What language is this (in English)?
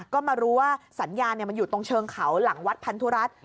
Thai